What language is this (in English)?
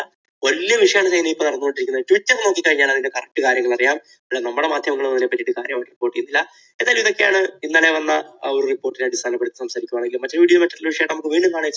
Malayalam